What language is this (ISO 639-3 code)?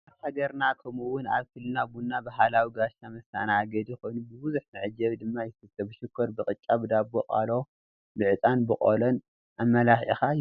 tir